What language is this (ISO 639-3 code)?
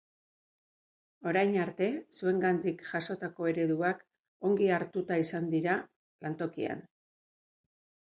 eus